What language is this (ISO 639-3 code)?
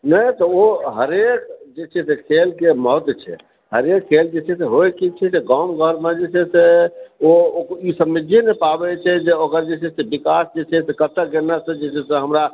mai